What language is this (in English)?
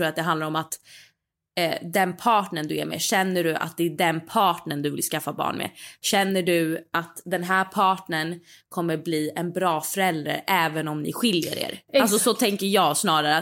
Swedish